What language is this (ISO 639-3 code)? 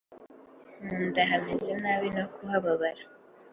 kin